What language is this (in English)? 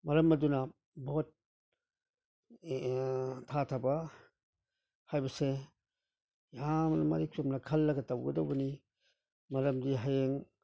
Manipuri